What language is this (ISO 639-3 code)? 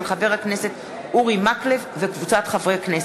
heb